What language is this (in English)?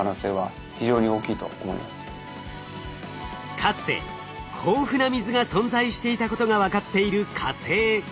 Japanese